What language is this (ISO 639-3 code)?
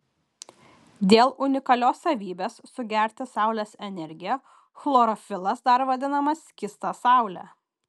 lit